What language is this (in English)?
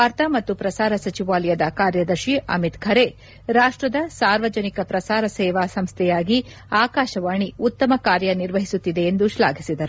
Kannada